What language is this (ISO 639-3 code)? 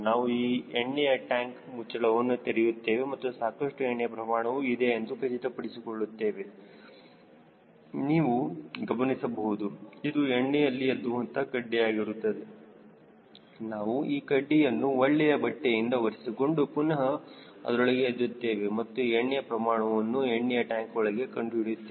kan